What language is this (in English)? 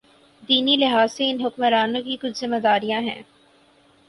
Urdu